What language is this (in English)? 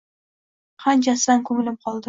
Uzbek